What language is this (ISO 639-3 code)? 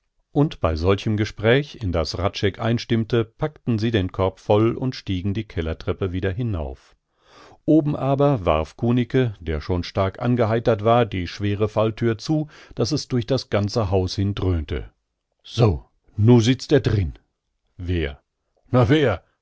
deu